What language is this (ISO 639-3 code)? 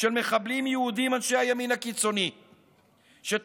heb